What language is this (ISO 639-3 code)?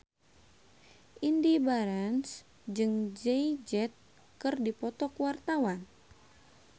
sun